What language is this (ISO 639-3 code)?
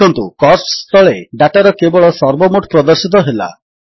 ori